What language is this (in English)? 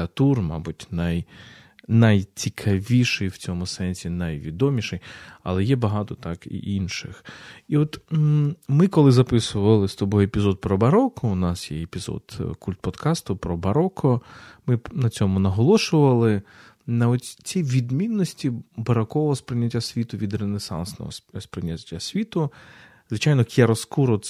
Ukrainian